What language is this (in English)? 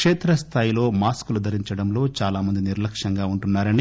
Telugu